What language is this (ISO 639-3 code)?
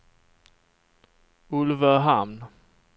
swe